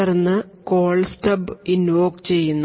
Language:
Malayalam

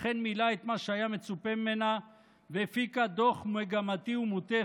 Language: Hebrew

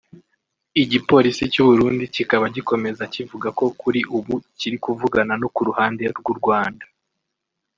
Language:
Kinyarwanda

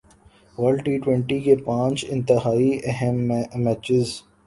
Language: Urdu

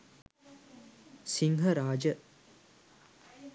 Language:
Sinhala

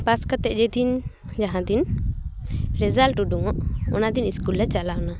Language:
Santali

